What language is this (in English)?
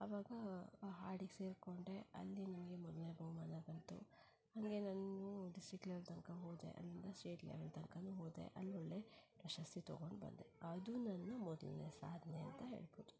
Kannada